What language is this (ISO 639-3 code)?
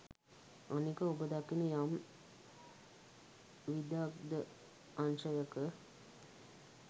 sin